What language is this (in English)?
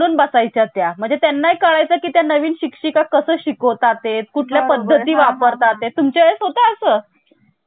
Marathi